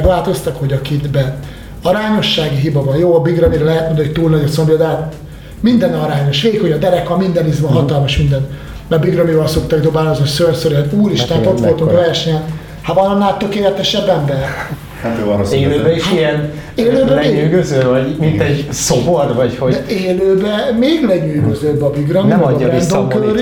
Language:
Hungarian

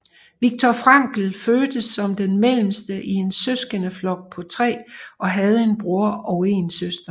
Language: Danish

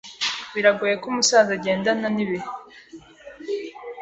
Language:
Kinyarwanda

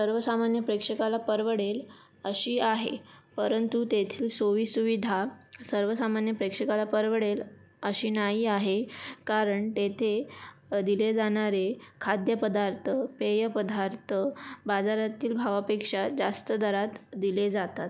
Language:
Marathi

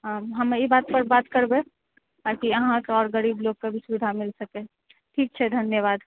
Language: Maithili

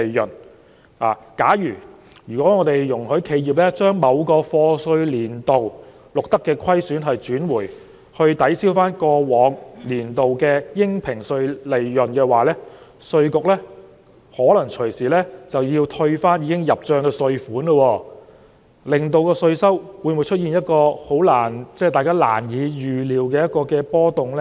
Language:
Cantonese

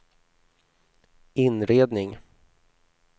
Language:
Swedish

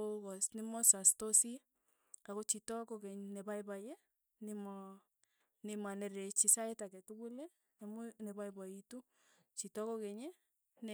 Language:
Tugen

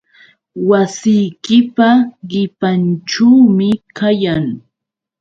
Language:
Yauyos Quechua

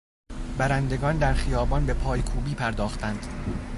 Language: Persian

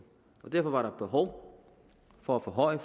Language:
Danish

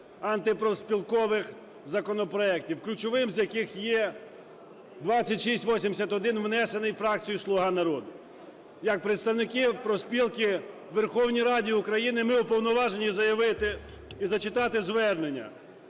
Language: Ukrainian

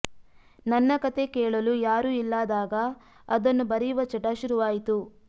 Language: Kannada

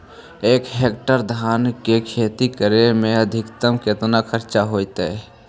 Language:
Magahi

